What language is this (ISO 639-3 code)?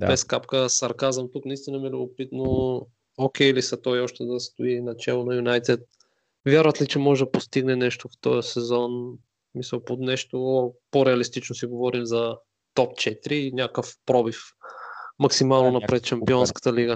bul